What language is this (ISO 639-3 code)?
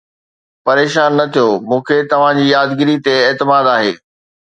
snd